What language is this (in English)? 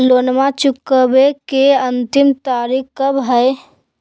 Magahi